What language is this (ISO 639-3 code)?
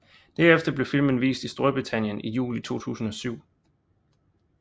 dan